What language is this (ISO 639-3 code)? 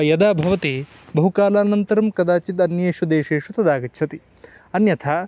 san